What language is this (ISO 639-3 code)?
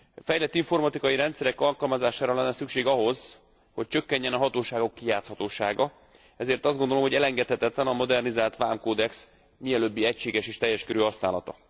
hun